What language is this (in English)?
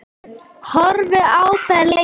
Icelandic